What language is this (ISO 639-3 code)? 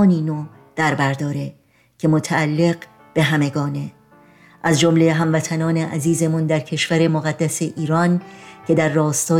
fas